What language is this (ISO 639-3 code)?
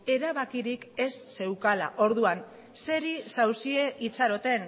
eus